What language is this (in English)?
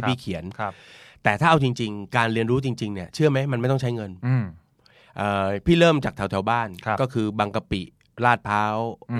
Thai